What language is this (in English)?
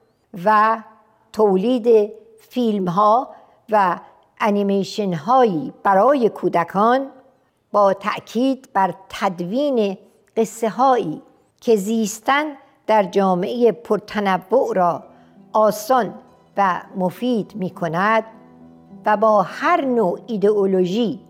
Persian